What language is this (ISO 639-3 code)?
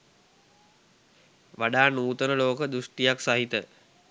sin